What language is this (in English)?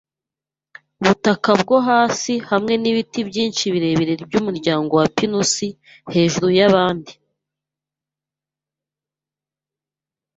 Kinyarwanda